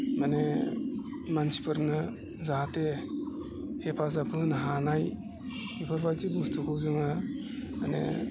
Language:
Bodo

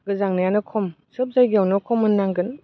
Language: Bodo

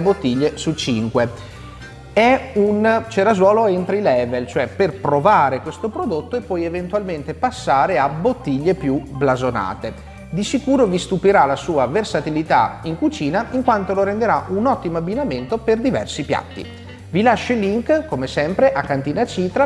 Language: Italian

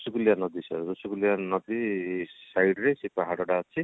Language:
Odia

